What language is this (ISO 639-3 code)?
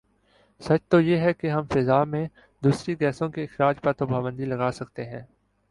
urd